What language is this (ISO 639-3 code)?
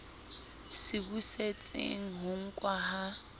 sot